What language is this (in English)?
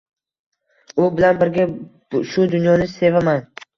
Uzbek